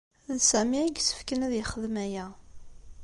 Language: Kabyle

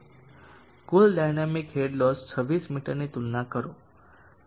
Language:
Gujarati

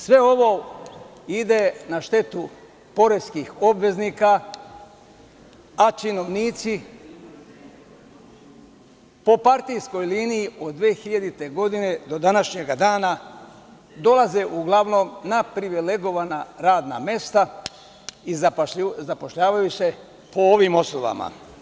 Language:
Serbian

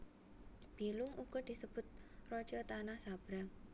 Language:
Javanese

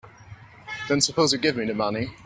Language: English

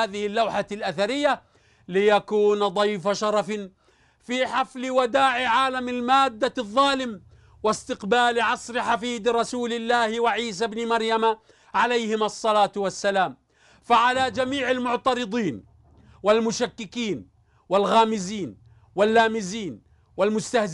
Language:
Arabic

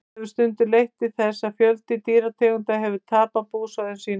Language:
Icelandic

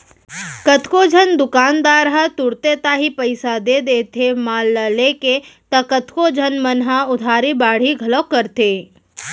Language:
Chhattisgarhi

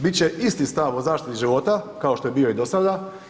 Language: Croatian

